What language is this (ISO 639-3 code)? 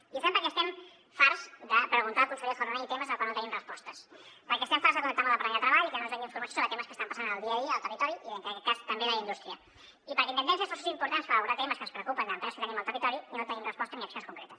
cat